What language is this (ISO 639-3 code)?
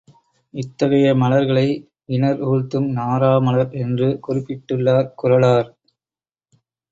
tam